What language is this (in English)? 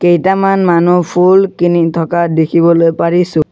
Assamese